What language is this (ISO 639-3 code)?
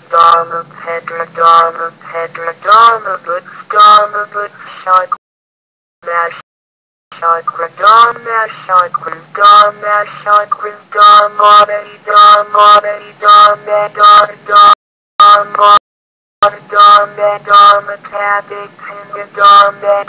eng